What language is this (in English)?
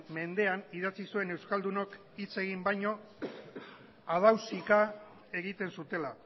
Basque